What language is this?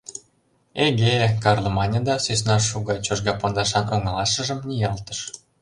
Mari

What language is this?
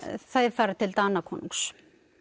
Icelandic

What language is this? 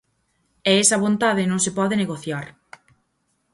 Galician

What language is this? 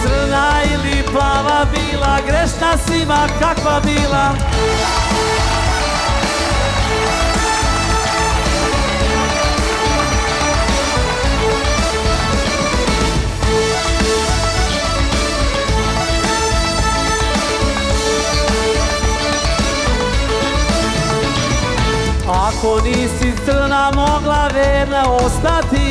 Romanian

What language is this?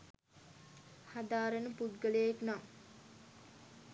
Sinhala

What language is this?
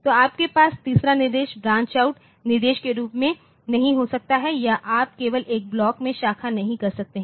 Hindi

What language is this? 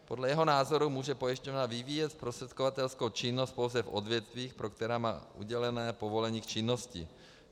Czech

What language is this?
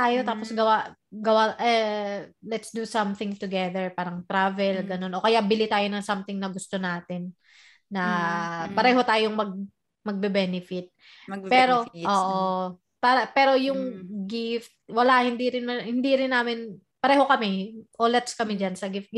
Filipino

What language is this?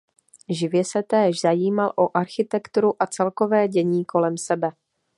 Czech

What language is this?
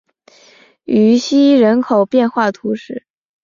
Chinese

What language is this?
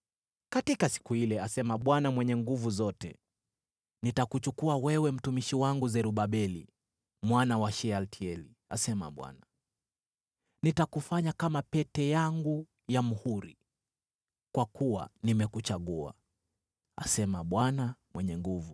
Swahili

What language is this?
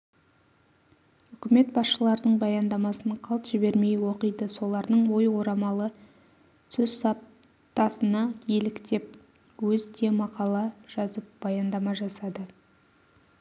Kazakh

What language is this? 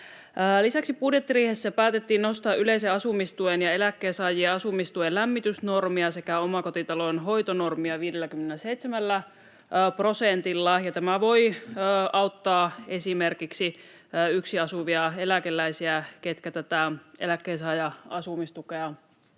Finnish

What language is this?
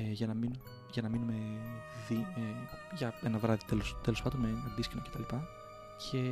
Greek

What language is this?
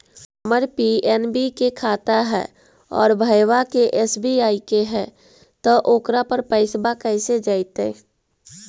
Magahi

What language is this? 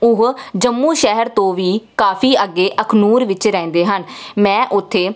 Punjabi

